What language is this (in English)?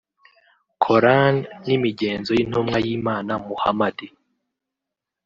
Kinyarwanda